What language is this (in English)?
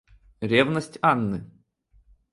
Russian